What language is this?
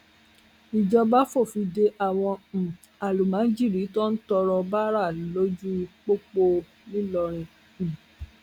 Yoruba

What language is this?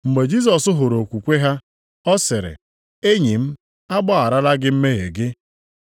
Igbo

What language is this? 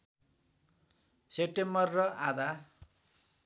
Nepali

